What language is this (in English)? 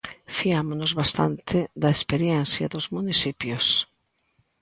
Galician